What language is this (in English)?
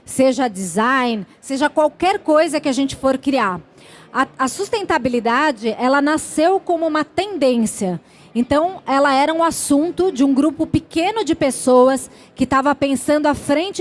Portuguese